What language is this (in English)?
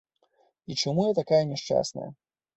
Belarusian